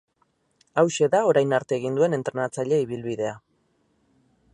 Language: Basque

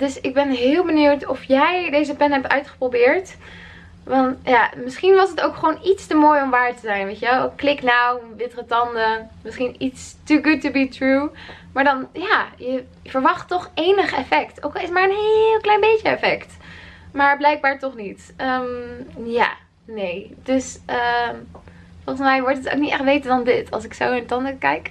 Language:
Dutch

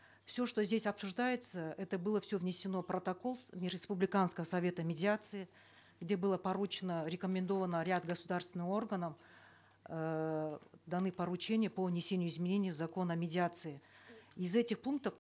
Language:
Kazakh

